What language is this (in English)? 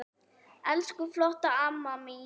Icelandic